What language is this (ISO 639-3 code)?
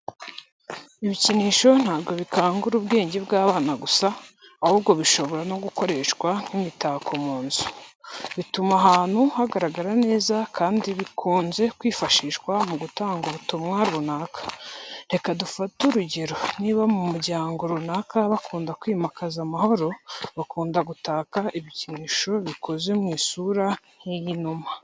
kin